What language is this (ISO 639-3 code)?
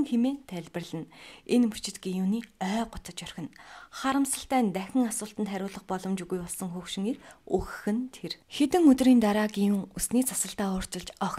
tur